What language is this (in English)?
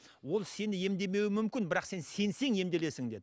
Kazakh